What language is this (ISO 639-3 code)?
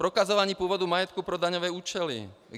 ces